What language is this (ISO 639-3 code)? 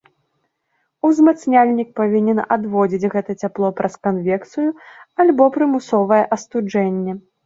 bel